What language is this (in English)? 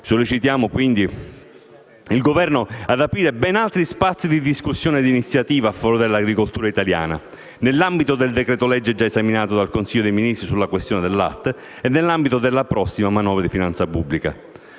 Italian